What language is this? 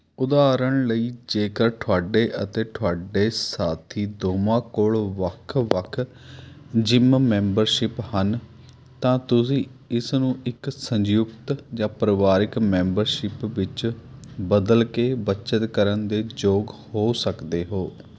Punjabi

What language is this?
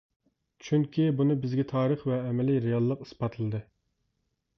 Uyghur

